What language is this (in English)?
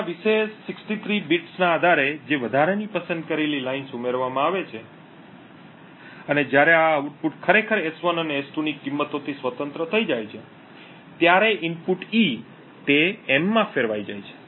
Gujarati